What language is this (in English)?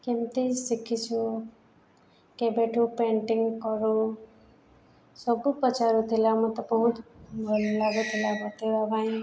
Odia